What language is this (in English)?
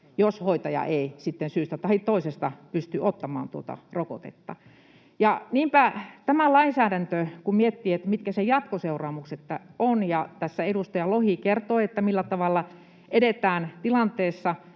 Finnish